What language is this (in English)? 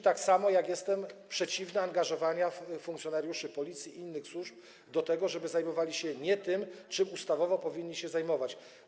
Polish